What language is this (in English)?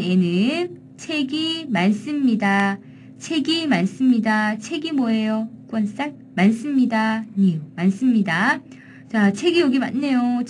Korean